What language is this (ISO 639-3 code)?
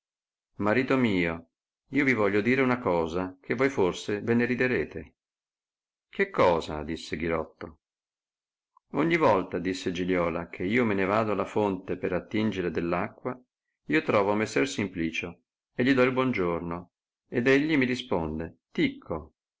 ita